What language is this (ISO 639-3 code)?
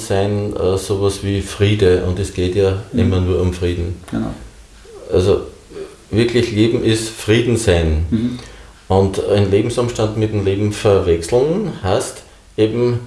deu